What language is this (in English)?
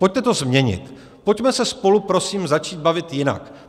Czech